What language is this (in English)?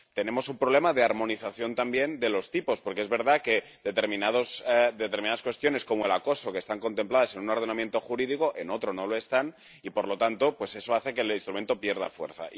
Spanish